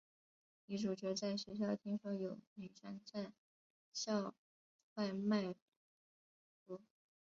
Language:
Chinese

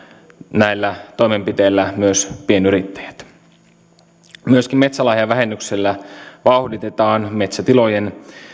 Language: Finnish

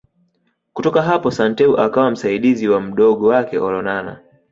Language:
Swahili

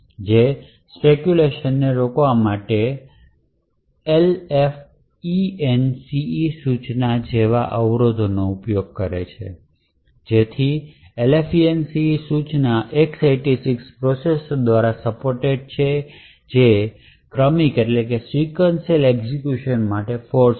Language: Gujarati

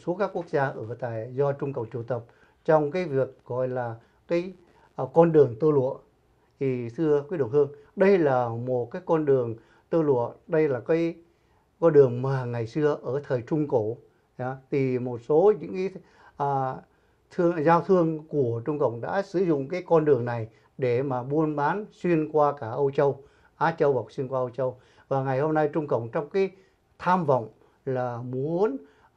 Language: Vietnamese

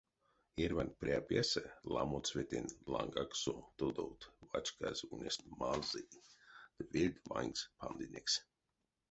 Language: Erzya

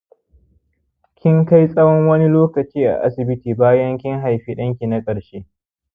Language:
Hausa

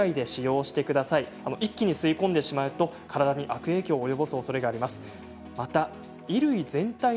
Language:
Japanese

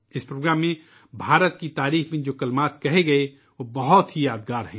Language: Urdu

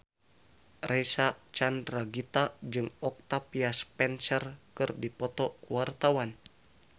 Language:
Sundanese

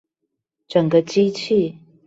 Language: Chinese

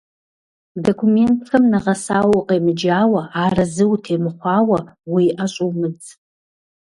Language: Kabardian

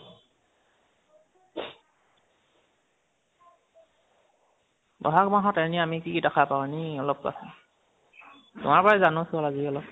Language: Assamese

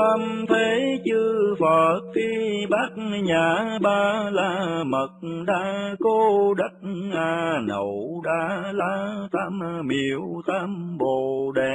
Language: Vietnamese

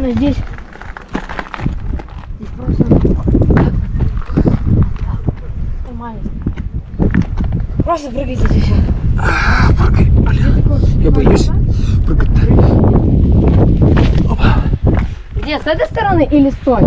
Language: Russian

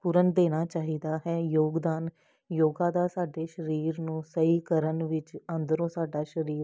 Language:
Punjabi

